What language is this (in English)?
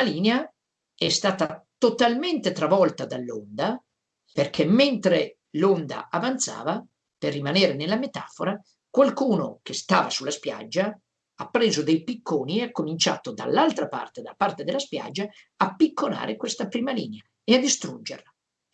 Italian